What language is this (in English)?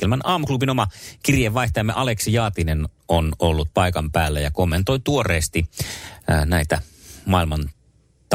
Finnish